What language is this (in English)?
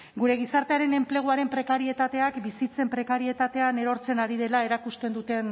Basque